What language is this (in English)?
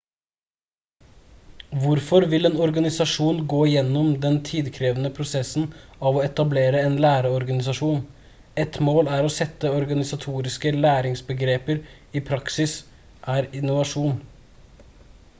Norwegian Bokmål